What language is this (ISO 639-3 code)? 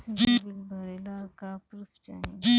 bho